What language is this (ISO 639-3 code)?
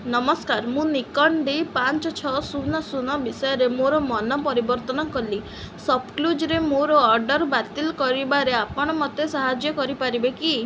ori